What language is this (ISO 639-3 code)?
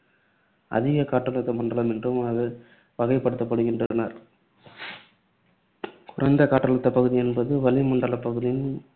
tam